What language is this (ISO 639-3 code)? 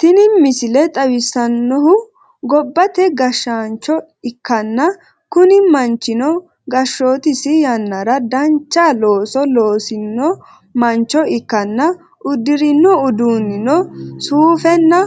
sid